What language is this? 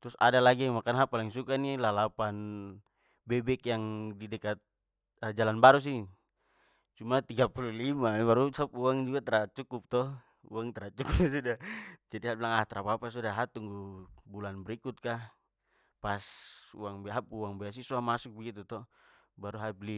Papuan Malay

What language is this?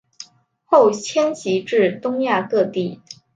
Chinese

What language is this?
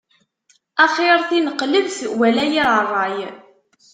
Kabyle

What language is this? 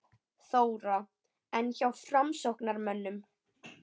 Icelandic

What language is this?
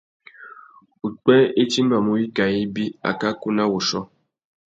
Tuki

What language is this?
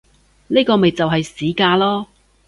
Cantonese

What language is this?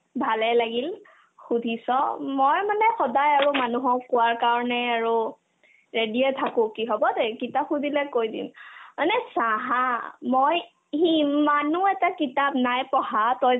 Assamese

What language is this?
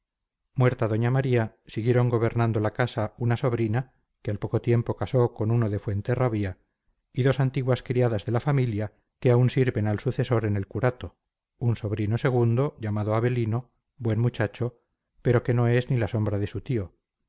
Spanish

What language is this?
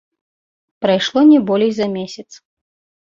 Belarusian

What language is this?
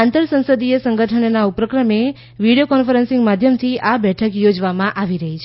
Gujarati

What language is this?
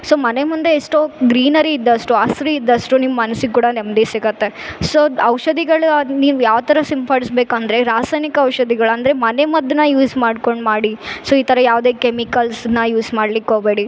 Kannada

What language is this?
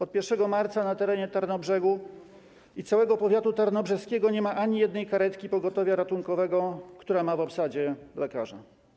Polish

